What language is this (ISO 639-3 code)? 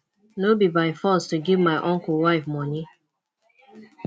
pcm